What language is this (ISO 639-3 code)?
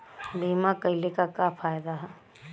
bho